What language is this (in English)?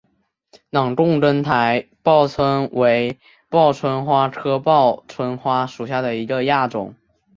Chinese